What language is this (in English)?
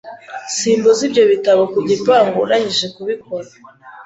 Kinyarwanda